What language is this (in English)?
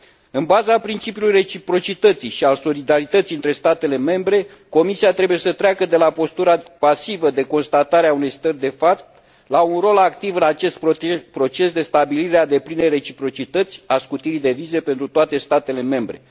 Romanian